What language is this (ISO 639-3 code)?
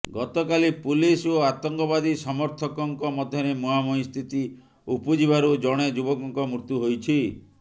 ori